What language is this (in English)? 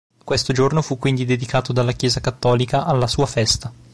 Italian